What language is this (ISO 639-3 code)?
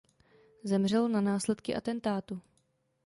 ces